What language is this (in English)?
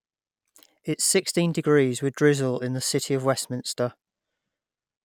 English